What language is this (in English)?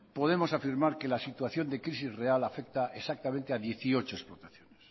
Spanish